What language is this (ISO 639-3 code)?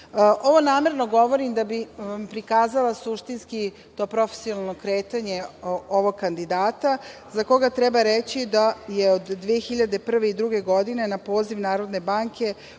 srp